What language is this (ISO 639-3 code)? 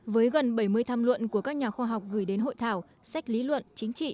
vie